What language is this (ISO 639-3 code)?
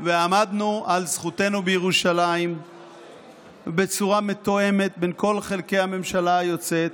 heb